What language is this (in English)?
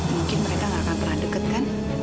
Indonesian